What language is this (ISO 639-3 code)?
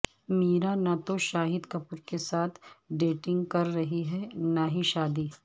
urd